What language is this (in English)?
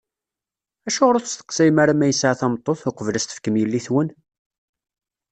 Kabyle